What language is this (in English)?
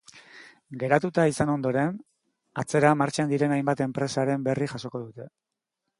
Basque